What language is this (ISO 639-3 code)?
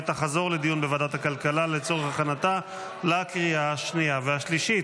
heb